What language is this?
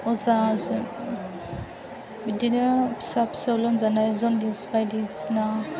Bodo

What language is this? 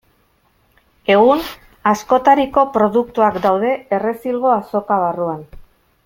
Basque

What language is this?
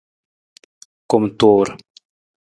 Nawdm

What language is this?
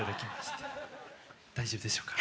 Japanese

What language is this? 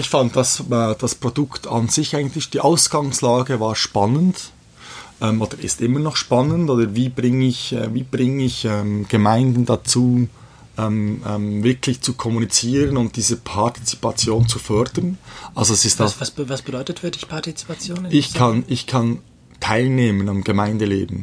German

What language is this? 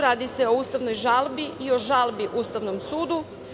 Serbian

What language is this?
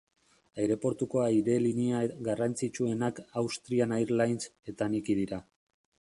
Basque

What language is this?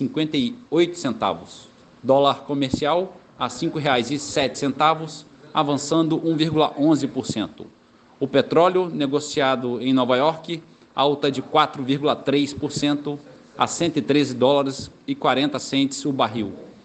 Portuguese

